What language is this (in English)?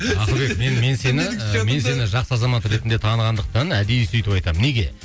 Kazakh